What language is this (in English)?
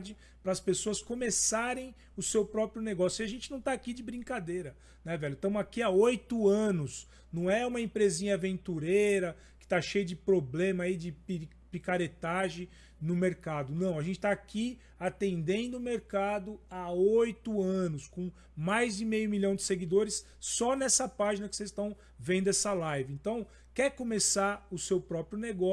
Portuguese